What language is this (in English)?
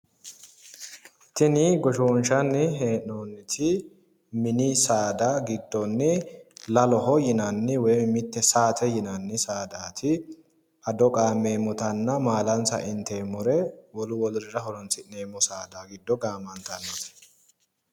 Sidamo